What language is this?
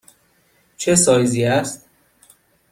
Persian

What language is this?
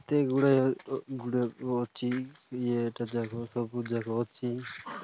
Odia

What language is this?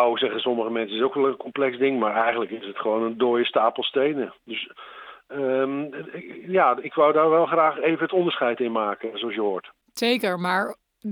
Dutch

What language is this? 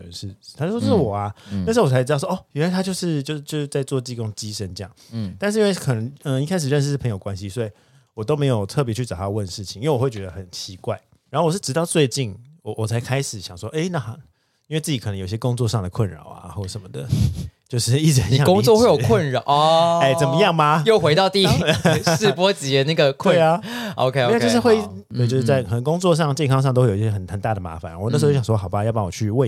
Chinese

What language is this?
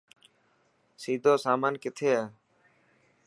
Dhatki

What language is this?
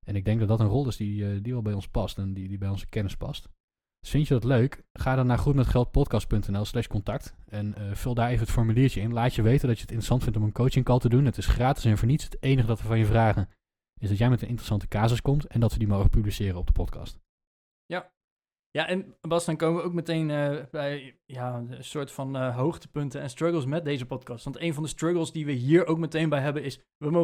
Dutch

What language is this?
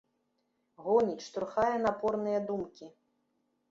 Belarusian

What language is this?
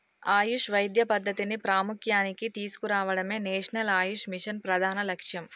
Telugu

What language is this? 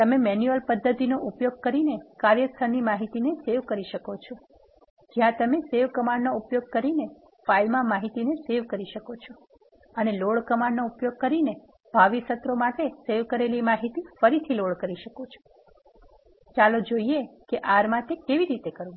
Gujarati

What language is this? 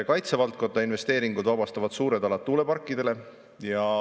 Estonian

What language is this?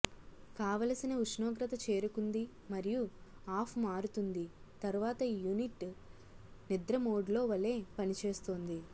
Telugu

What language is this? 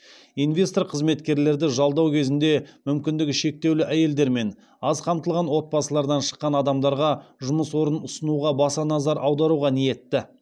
Kazakh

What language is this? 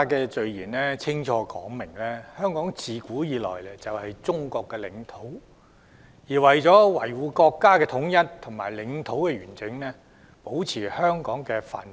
Cantonese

